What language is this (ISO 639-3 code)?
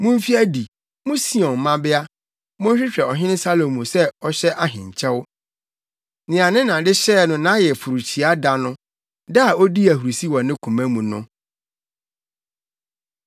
aka